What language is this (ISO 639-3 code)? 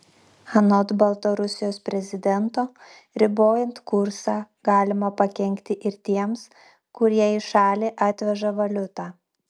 lit